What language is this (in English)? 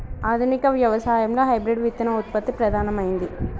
Telugu